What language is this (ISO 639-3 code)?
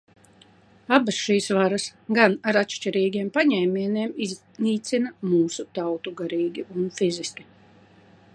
lav